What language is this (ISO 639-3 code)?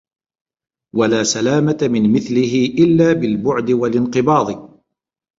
ara